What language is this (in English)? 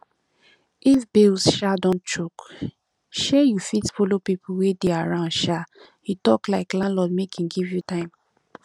Nigerian Pidgin